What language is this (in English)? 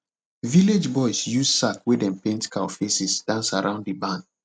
Nigerian Pidgin